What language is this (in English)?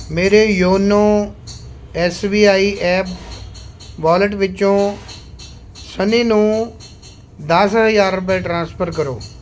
Punjabi